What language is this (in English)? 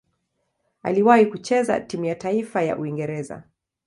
Swahili